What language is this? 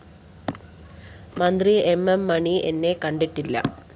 Malayalam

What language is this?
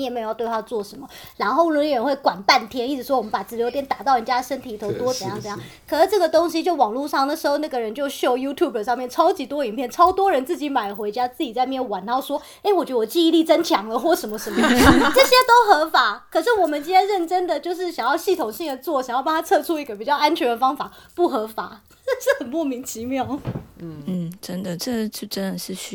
Chinese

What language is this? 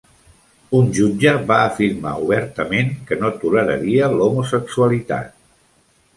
Catalan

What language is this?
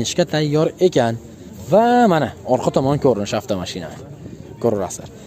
Turkish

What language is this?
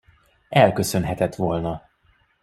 Hungarian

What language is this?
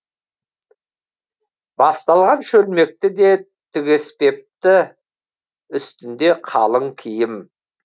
Kazakh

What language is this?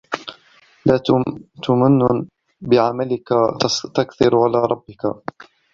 Arabic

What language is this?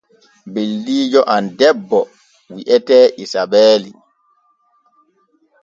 Borgu Fulfulde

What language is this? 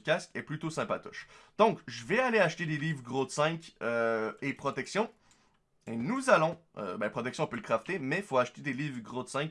French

